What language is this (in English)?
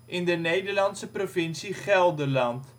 Dutch